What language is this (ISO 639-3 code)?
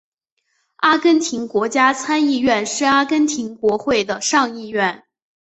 zho